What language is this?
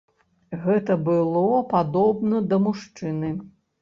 Belarusian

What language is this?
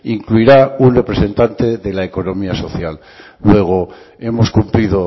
Spanish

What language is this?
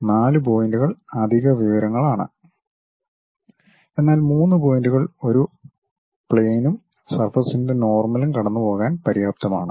Malayalam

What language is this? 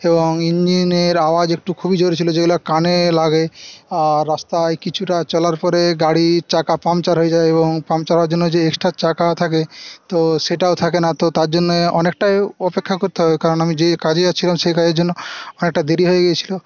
Bangla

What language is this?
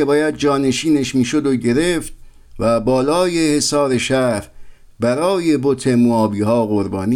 Persian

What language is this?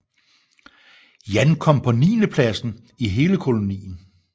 Danish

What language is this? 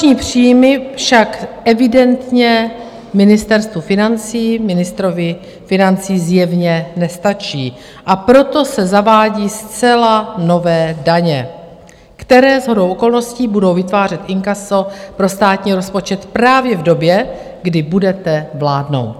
Czech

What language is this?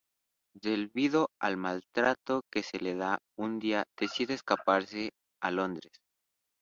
Spanish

